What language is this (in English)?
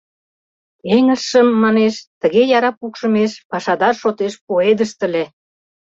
Mari